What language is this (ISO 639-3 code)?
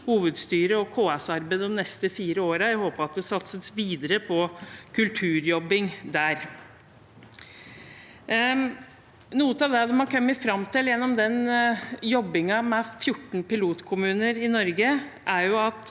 nor